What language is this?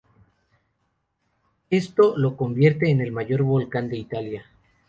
Spanish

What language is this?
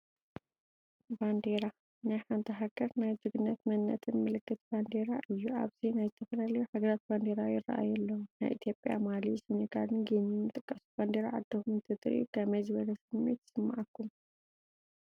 Tigrinya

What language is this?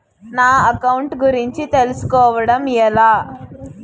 Telugu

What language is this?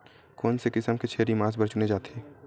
Chhattisgarhi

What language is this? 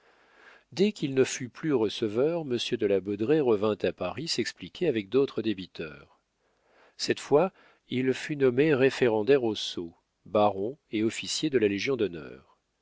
French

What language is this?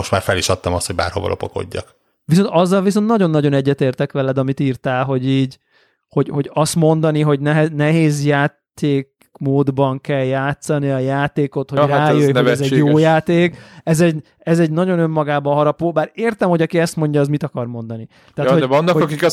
Hungarian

